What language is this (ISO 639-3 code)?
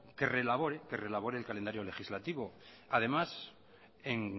spa